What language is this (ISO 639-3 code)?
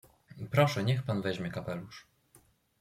pol